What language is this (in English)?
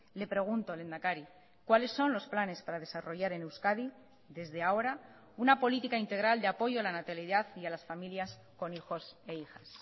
Spanish